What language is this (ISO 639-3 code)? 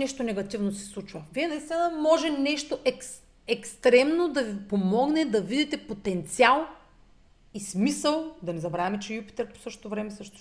bul